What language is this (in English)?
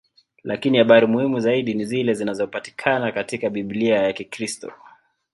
Swahili